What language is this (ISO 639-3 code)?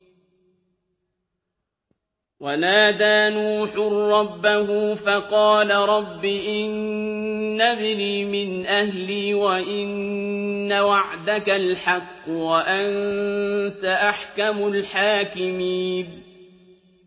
ara